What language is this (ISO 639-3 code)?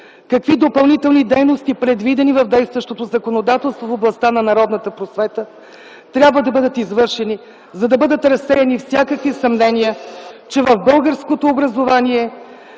bul